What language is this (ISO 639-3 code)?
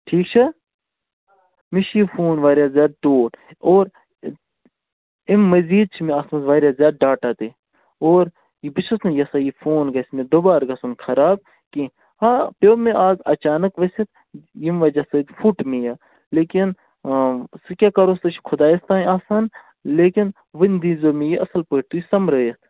kas